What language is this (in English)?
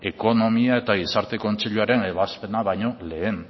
Basque